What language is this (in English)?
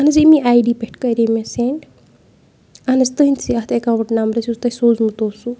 Kashmiri